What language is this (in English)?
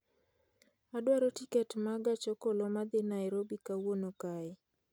Luo (Kenya and Tanzania)